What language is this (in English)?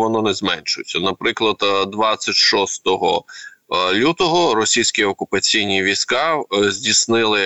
Ukrainian